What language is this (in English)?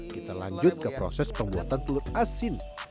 Indonesian